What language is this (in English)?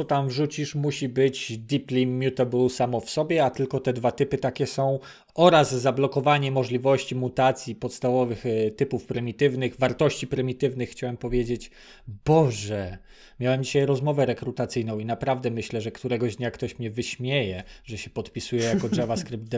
Polish